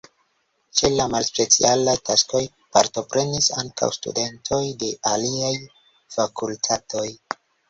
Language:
Esperanto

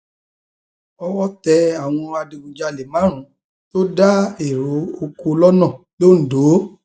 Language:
Yoruba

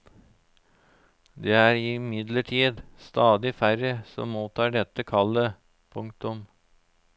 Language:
Norwegian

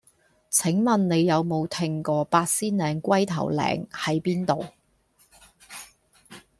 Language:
Cantonese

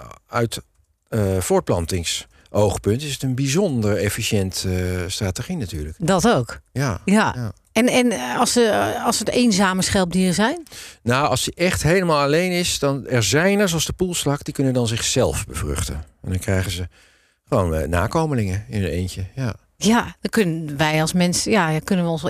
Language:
Dutch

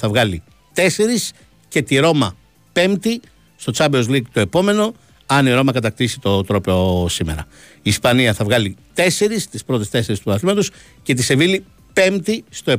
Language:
Greek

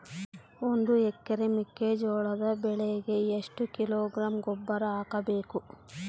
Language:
Kannada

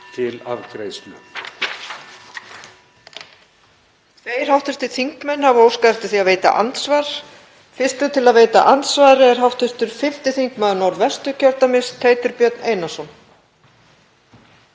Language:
Icelandic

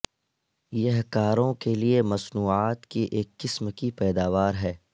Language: Urdu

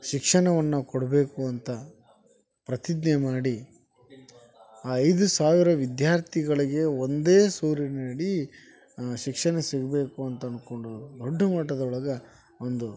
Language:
Kannada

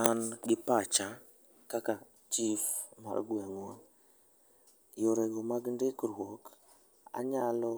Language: Luo (Kenya and Tanzania)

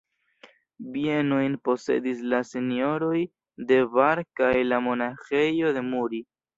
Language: Esperanto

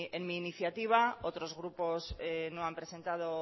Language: Spanish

